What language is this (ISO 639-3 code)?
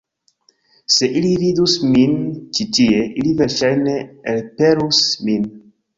epo